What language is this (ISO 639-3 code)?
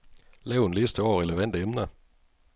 dan